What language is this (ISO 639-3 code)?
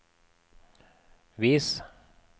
nor